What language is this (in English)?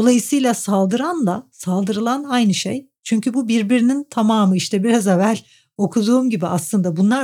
Turkish